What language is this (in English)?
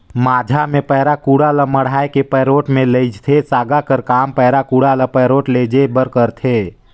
Chhattisgarhi